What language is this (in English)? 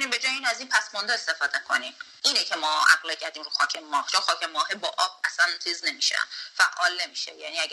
Persian